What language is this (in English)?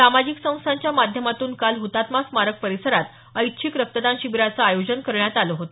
Marathi